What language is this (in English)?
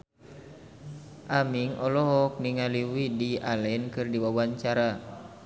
Sundanese